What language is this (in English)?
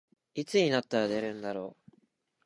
Japanese